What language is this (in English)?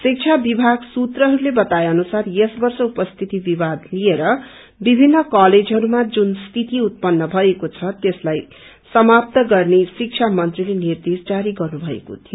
Nepali